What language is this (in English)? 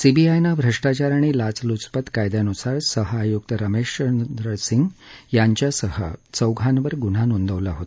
Marathi